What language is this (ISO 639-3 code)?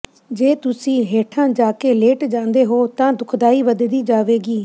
pan